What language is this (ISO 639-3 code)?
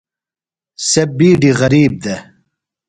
phl